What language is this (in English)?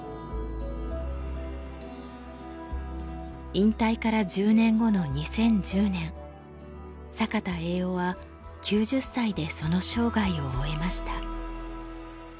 Japanese